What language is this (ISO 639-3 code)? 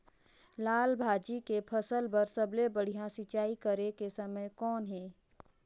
hne